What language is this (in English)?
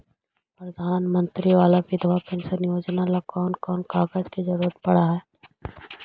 Magahi